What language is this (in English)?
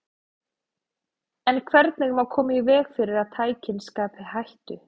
Icelandic